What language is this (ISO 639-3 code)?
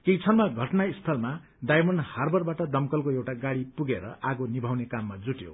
nep